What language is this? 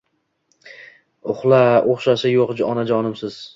Uzbek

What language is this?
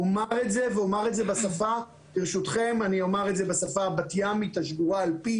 Hebrew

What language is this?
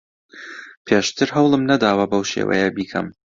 Central Kurdish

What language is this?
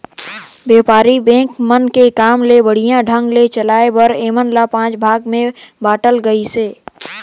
Chhattisgarhi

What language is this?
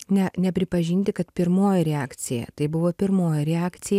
Lithuanian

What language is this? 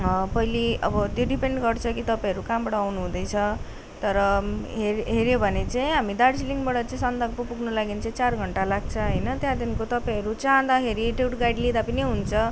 Nepali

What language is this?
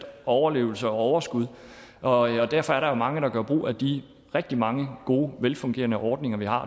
Danish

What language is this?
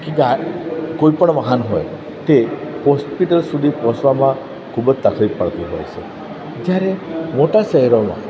Gujarati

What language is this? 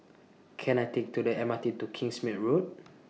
English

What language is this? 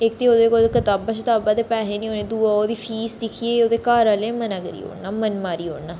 Dogri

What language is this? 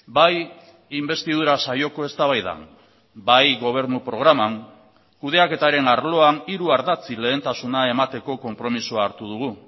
Basque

